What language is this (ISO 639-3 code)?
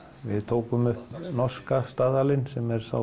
isl